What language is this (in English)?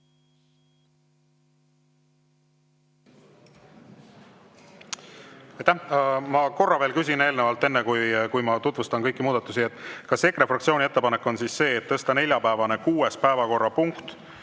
Estonian